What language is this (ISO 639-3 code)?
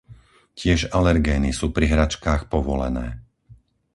slk